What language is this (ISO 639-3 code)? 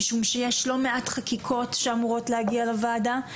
heb